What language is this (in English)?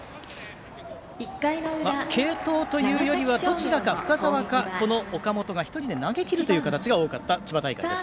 Japanese